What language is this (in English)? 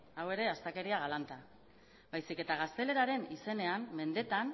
Basque